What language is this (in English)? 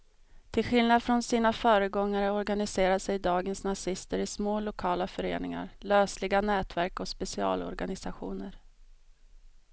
Swedish